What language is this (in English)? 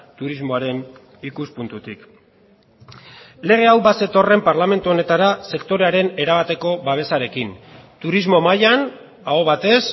Basque